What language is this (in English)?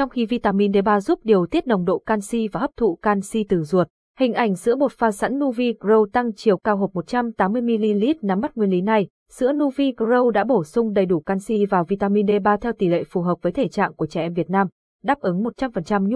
Vietnamese